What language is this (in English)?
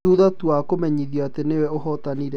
Kikuyu